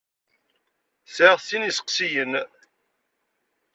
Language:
Kabyle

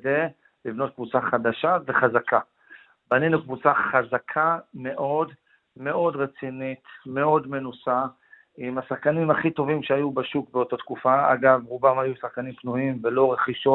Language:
Hebrew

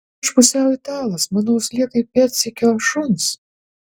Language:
Lithuanian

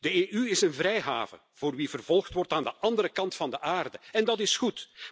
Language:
Dutch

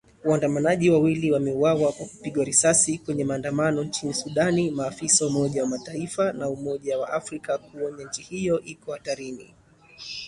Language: Swahili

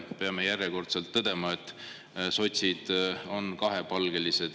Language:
Estonian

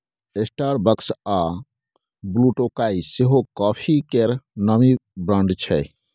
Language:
Maithili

